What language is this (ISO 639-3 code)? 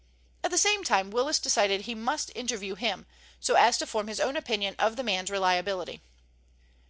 eng